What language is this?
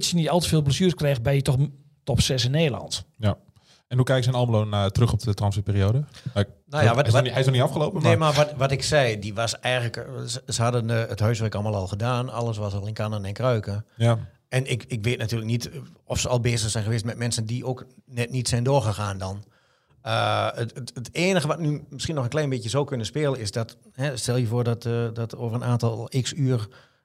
Dutch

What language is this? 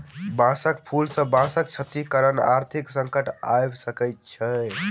Maithili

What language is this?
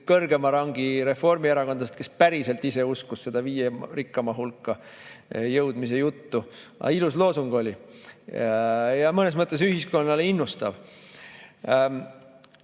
Estonian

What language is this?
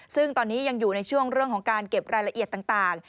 Thai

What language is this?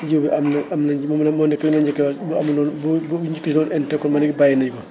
Wolof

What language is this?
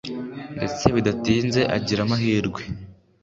Kinyarwanda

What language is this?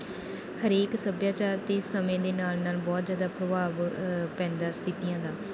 Punjabi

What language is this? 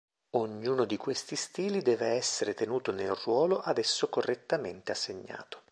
Italian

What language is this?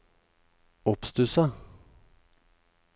Norwegian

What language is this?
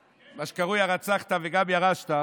Hebrew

